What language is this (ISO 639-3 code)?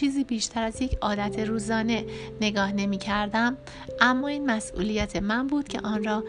fas